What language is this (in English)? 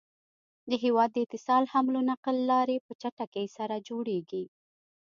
Pashto